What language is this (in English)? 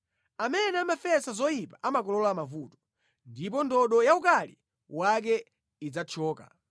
Nyanja